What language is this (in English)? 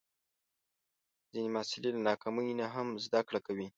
Pashto